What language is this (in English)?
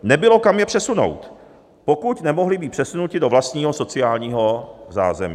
Czech